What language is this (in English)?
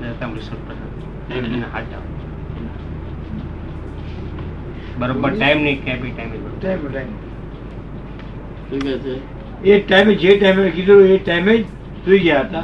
Gujarati